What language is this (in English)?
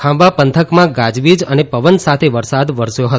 Gujarati